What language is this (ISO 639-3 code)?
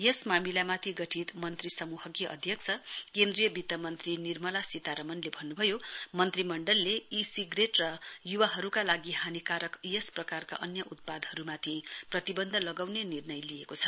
nep